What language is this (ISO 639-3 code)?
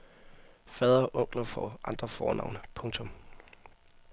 dan